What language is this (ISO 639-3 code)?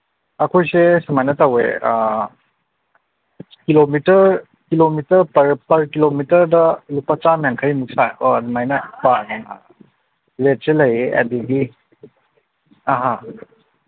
mni